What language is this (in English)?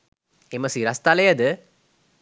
Sinhala